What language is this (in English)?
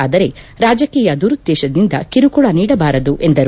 Kannada